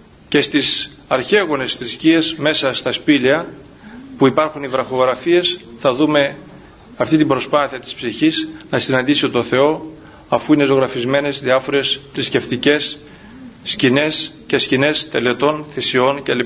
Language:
Greek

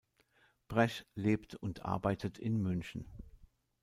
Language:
German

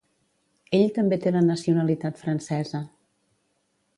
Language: Catalan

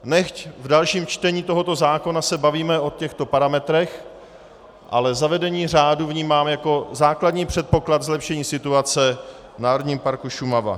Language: Czech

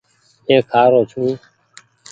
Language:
Goaria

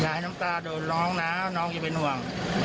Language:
Thai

